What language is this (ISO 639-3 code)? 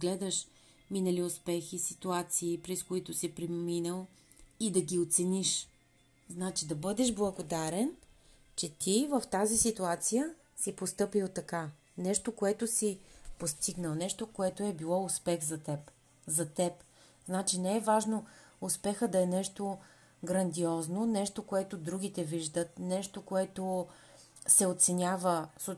bul